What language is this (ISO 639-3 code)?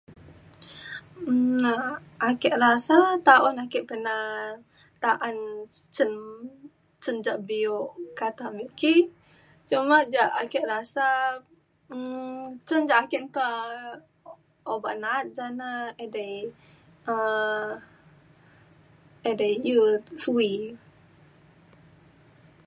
xkl